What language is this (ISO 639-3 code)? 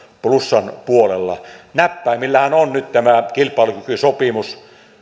fin